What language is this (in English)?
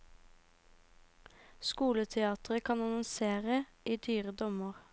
Norwegian